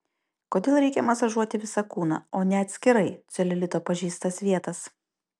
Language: Lithuanian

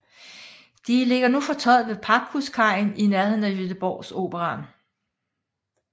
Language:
Danish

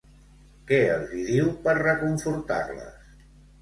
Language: Catalan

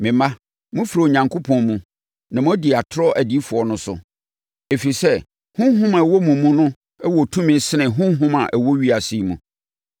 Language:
Akan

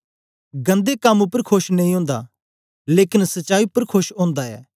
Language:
Dogri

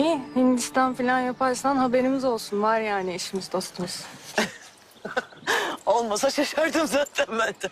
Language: Turkish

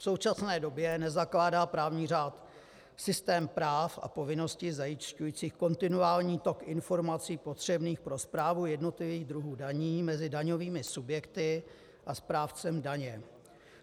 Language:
Czech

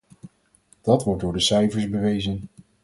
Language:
Dutch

